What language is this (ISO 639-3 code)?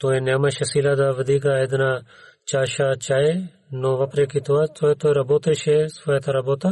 bul